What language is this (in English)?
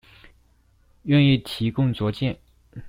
Chinese